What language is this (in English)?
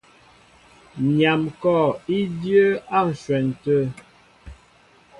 Mbo (Cameroon)